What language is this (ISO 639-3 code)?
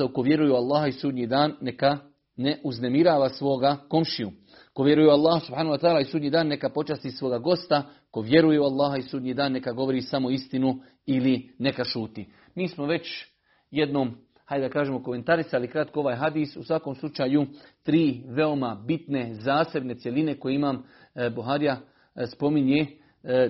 hrv